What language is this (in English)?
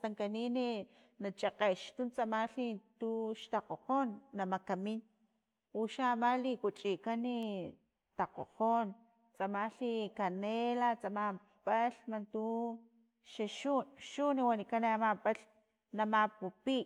Filomena Mata-Coahuitlán Totonac